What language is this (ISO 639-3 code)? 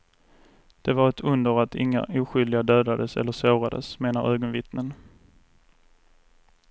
swe